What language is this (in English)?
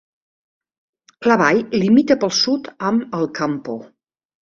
Catalan